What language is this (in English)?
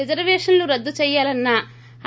Telugu